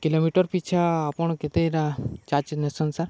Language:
Odia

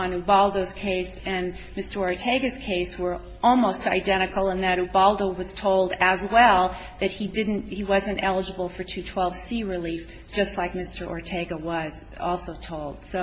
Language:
English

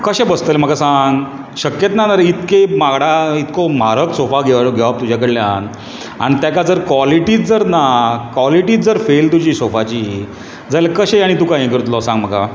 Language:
Konkani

